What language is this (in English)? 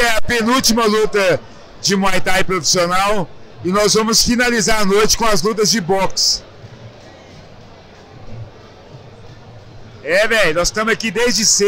Portuguese